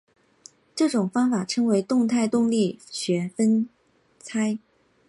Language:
Chinese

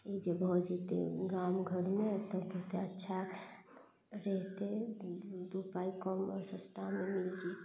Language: Maithili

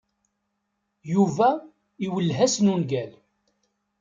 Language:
Kabyle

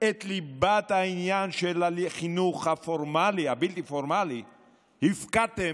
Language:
Hebrew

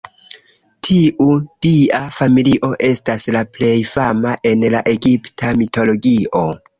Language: Esperanto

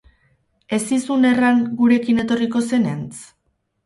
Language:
Basque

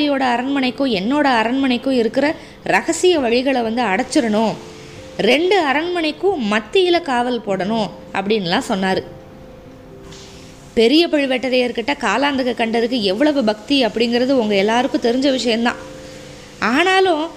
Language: Tamil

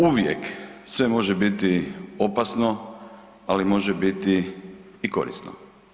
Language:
Croatian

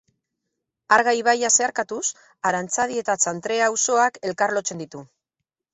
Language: Basque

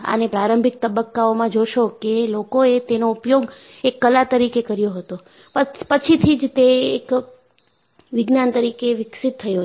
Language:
Gujarati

